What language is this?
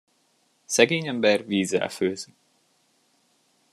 Hungarian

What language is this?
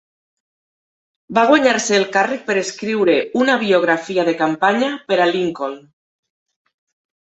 Catalan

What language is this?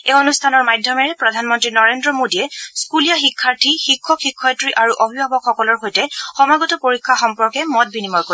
Assamese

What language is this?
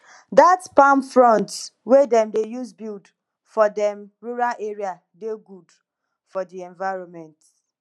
Nigerian Pidgin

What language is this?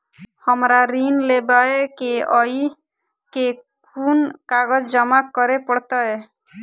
Maithili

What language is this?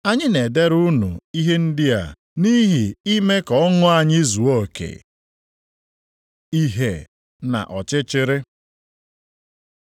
Igbo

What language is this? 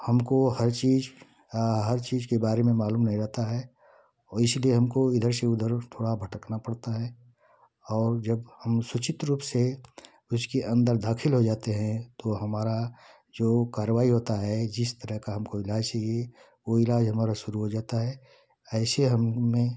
Hindi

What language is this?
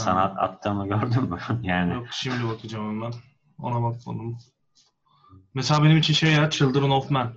Turkish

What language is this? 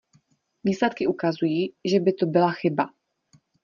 Czech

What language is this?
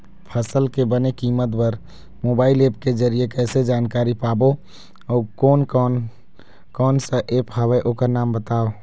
Chhattisgarhi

